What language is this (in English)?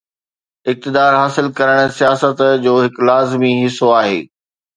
Sindhi